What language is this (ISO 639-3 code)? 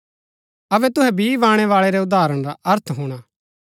gbk